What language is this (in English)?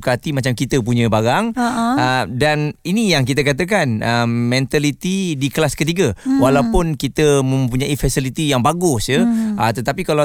Malay